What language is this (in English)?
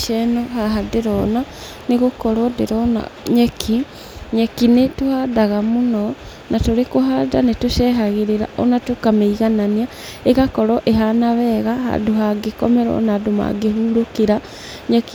Kikuyu